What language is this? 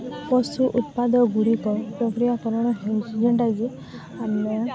Odia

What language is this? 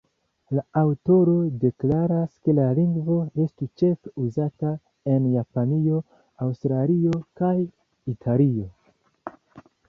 Esperanto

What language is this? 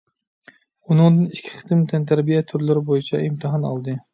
Uyghur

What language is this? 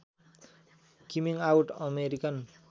Nepali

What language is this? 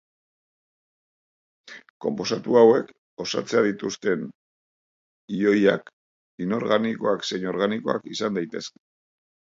Basque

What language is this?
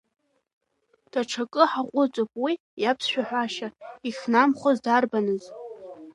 Abkhazian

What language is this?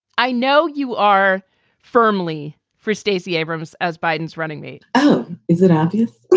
English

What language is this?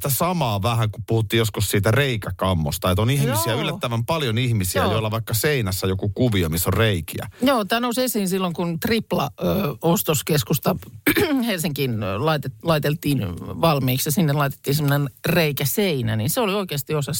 Finnish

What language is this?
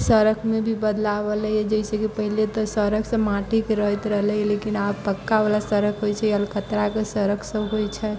Maithili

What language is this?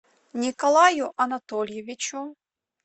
Russian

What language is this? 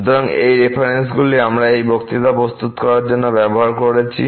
Bangla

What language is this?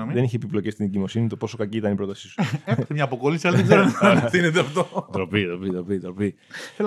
Greek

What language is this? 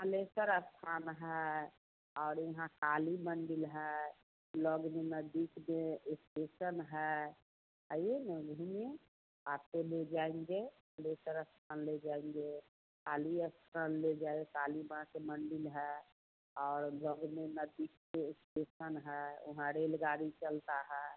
Hindi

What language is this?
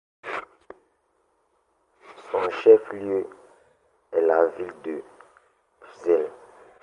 French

